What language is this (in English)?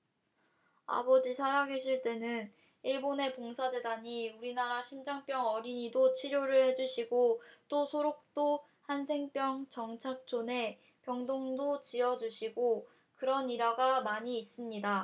Korean